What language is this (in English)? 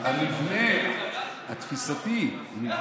Hebrew